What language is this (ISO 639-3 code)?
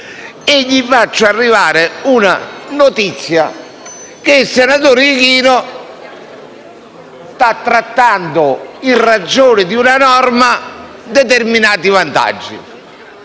ita